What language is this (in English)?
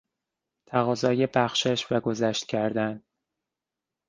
Persian